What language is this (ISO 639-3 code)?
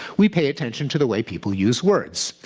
eng